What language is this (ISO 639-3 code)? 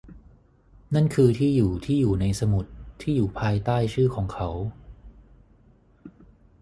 tha